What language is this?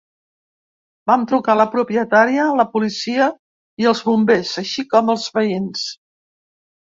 Catalan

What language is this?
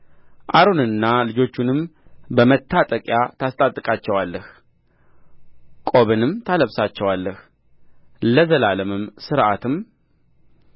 Amharic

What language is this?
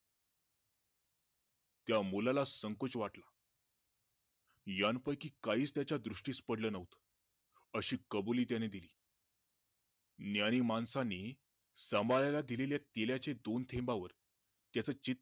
Marathi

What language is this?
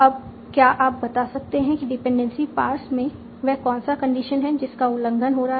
Hindi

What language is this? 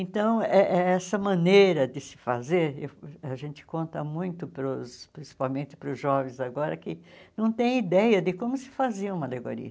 Portuguese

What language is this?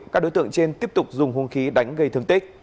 Vietnamese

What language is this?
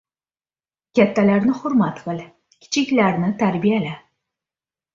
Uzbek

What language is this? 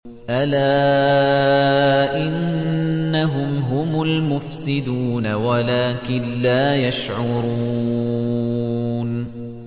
Arabic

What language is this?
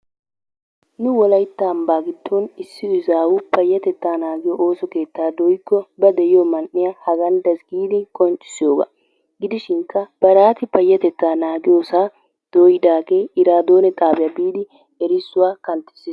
Wolaytta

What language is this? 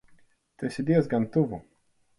Latvian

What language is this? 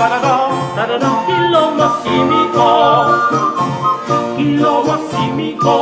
Thai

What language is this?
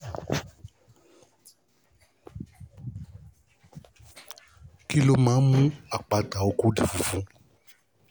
Yoruba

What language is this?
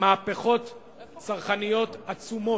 Hebrew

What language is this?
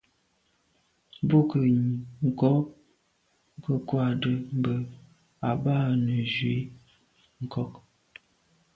Medumba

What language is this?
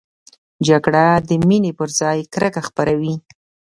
Pashto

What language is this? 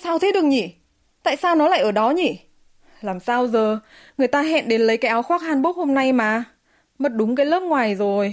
Vietnamese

